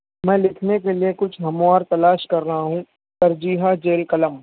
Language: Urdu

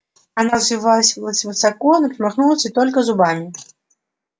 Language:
Russian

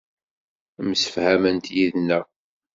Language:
Kabyle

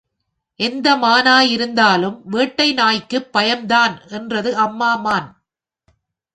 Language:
Tamil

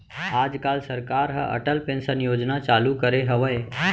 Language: Chhattisgarhi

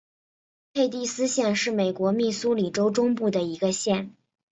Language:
Chinese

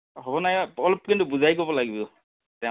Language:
Assamese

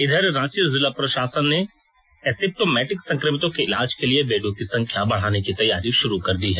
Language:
Hindi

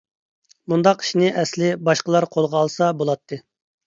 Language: Uyghur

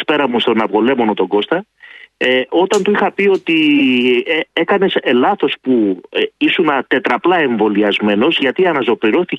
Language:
Greek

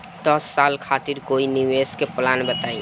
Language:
Bhojpuri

